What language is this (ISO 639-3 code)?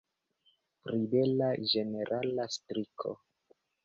epo